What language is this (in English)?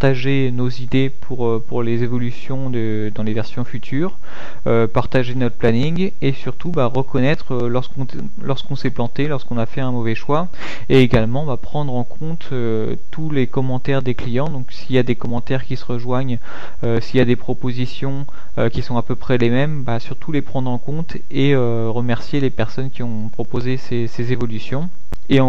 French